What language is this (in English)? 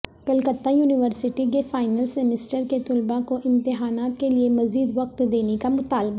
Urdu